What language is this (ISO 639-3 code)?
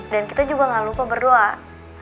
ind